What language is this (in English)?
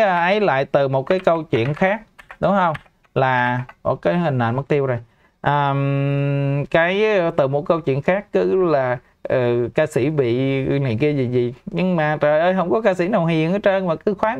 Vietnamese